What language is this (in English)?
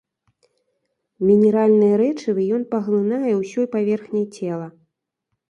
Belarusian